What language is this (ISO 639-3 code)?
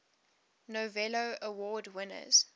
eng